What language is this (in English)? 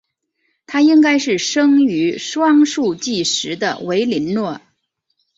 Chinese